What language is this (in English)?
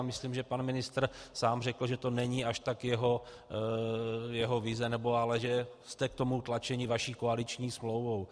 Czech